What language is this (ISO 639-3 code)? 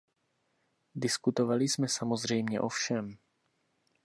ces